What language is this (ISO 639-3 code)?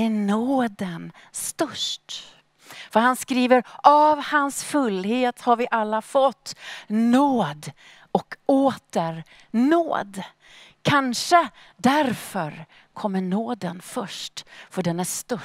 swe